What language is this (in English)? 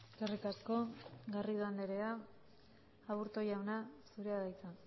Basque